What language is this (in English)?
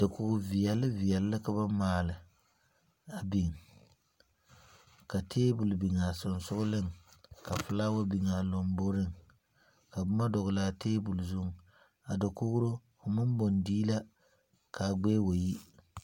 Southern Dagaare